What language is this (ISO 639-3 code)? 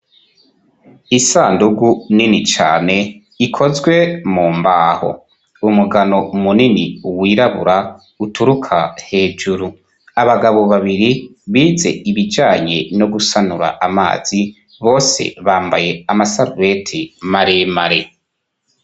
run